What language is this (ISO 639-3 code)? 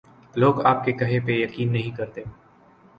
urd